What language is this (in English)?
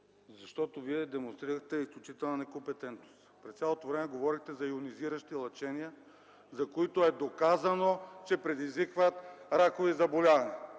Bulgarian